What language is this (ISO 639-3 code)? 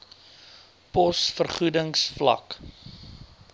afr